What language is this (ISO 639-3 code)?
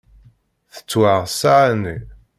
kab